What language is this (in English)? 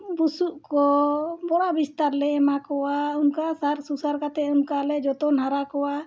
Santali